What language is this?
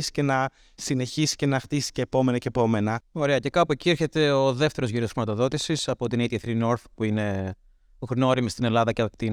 Greek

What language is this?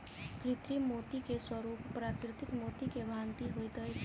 Maithili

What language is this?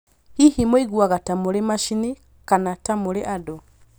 Kikuyu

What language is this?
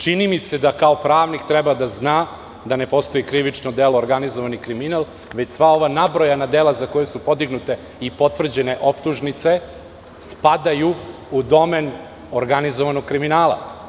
Serbian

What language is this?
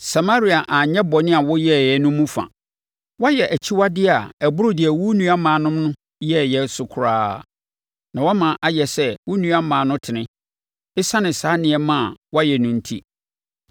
Akan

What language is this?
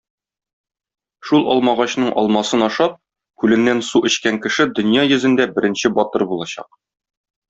Tatar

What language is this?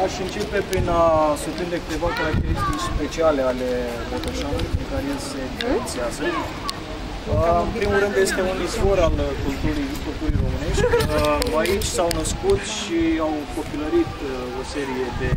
Romanian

